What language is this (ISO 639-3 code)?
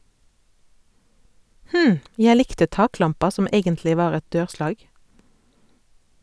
nor